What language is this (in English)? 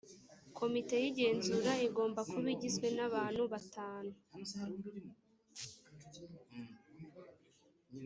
Kinyarwanda